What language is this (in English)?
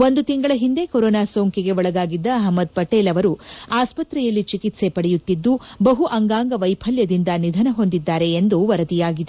Kannada